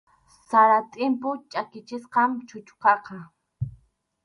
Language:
Arequipa-La Unión Quechua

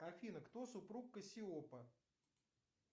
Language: Russian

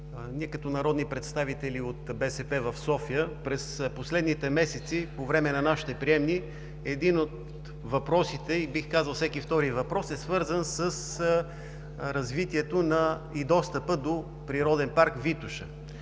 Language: Bulgarian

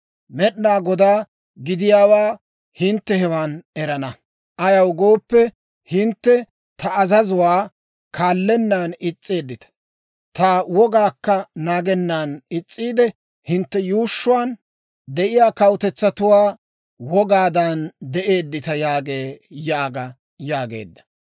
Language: Dawro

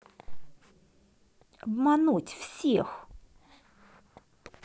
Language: Russian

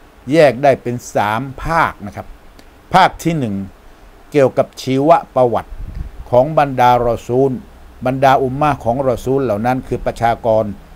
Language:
Thai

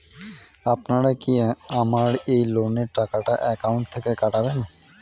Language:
Bangla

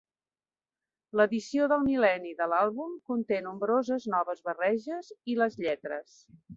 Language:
Catalan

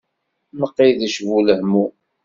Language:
Kabyle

